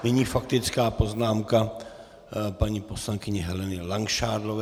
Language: Czech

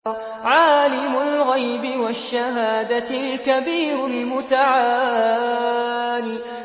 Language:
Arabic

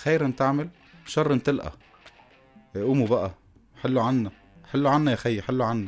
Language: Arabic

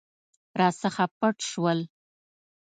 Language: Pashto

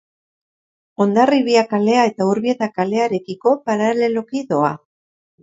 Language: Basque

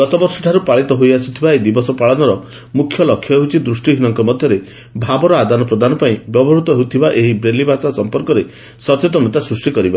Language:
Odia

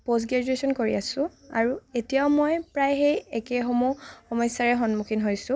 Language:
Assamese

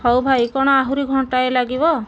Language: Odia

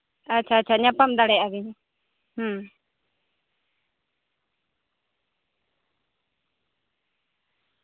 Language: Santali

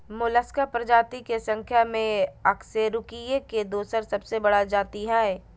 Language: Magahi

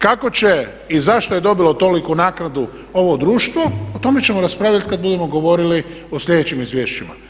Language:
Croatian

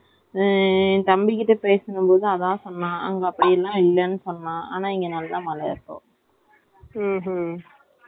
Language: Tamil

